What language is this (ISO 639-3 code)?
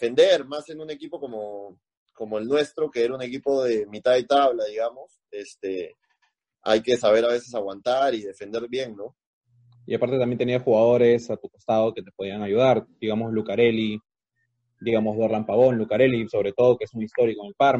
spa